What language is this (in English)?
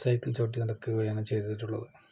Malayalam